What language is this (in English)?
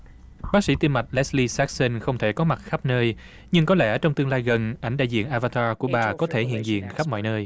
Vietnamese